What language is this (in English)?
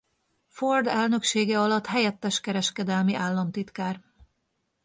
Hungarian